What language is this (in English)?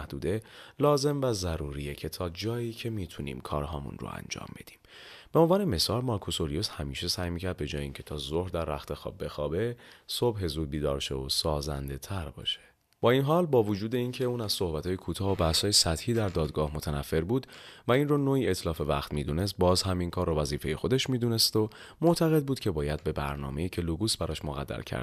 Persian